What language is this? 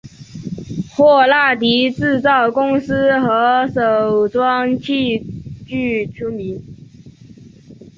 Chinese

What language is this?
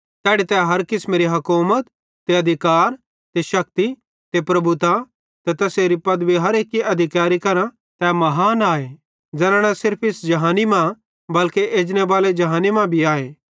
Bhadrawahi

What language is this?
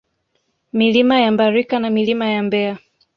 Swahili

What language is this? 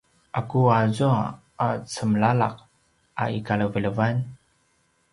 Paiwan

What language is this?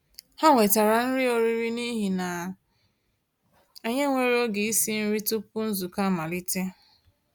Igbo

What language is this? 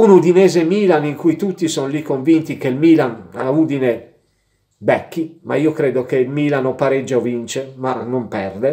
Italian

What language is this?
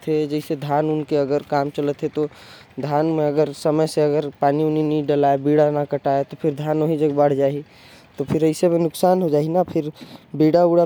Korwa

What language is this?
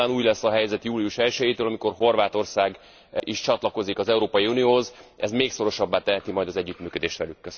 Hungarian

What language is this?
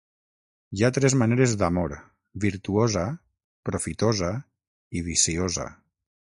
Catalan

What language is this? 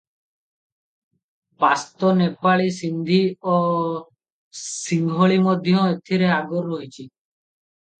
Odia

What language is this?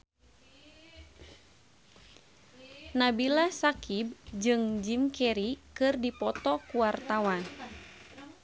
Sundanese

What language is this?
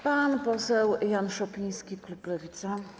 Polish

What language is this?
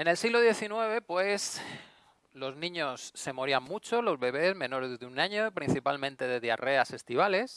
Spanish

